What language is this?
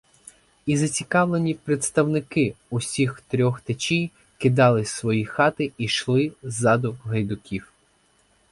Ukrainian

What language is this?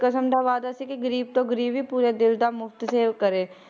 Punjabi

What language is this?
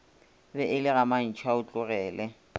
Northern Sotho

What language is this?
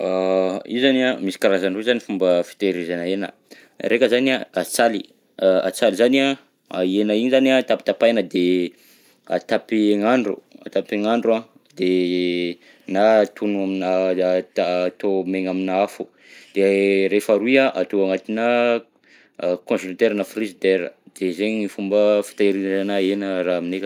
Southern Betsimisaraka Malagasy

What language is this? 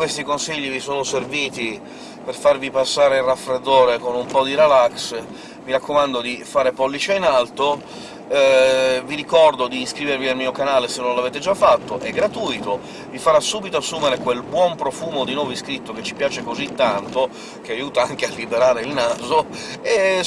Italian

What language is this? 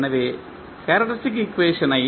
Tamil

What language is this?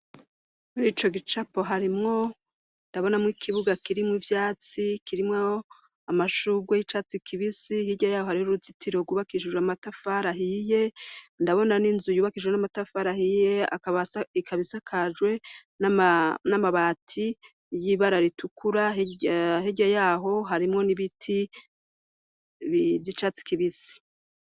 Rundi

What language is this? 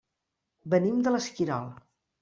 Catalan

